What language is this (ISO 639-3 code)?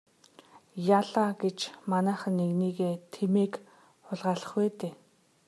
mon